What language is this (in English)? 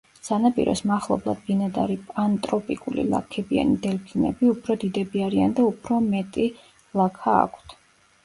Georgian